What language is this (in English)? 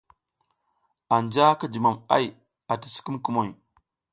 South Giziga